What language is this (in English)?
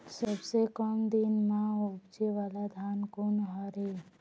Chhattisgarhi